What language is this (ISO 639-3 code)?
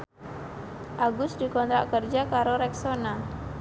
jav